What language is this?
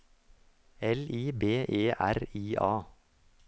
Norwegian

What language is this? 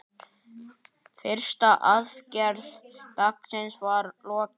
Icelandic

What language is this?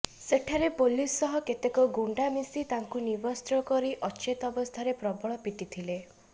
Odia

